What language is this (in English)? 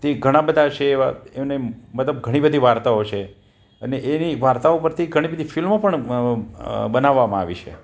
Gujarati